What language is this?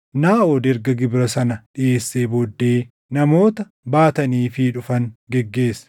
Oromo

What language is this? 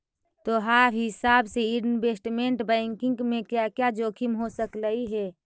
Magahi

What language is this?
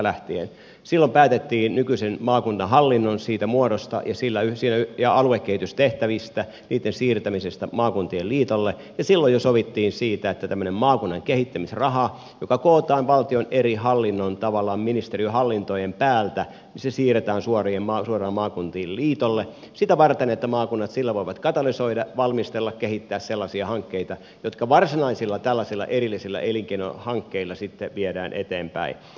Finnish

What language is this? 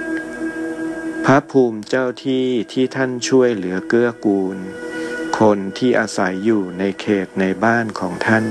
Thai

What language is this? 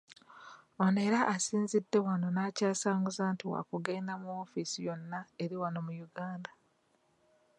Ganda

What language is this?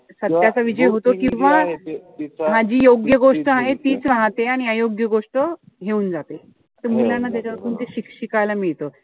Marathi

